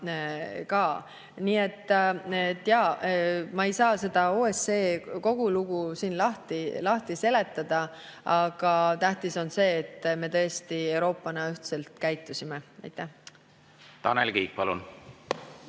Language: Estonian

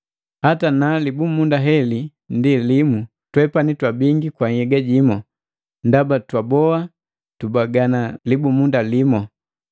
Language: Matengo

